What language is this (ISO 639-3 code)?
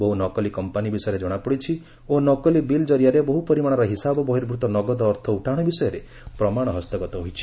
ori